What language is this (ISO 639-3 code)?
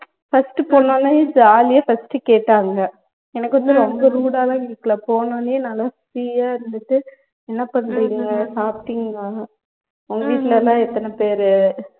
tam